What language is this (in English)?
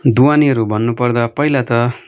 Nepali